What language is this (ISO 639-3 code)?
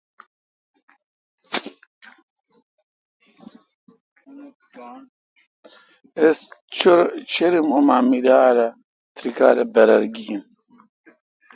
xka